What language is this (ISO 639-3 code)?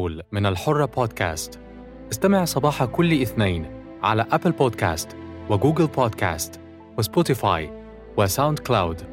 ara